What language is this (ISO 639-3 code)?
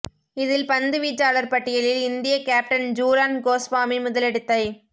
tam